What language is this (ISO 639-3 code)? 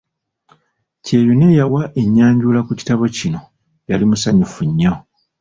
lug